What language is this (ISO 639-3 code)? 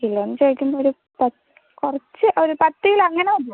mal